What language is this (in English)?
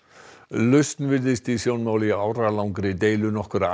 Icelandic